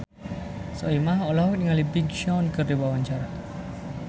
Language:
Sundanese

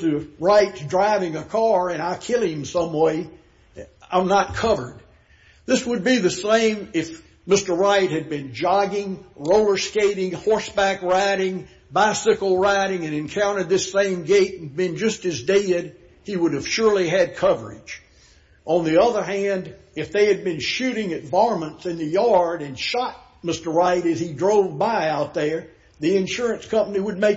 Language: English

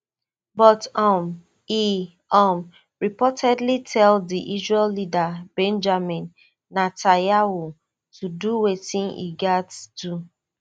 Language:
Nigerian Pidgin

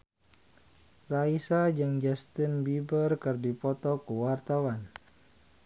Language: Sundanese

